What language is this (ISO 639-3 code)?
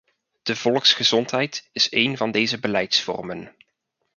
nld